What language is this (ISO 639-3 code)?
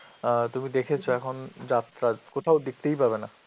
ben